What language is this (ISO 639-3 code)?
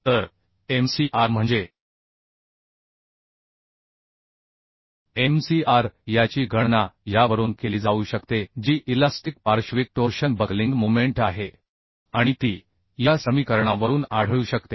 mar